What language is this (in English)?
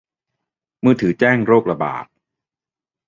Thai